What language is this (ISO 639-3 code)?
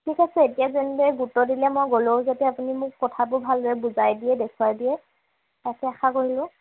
asm